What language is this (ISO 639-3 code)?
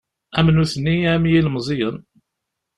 kab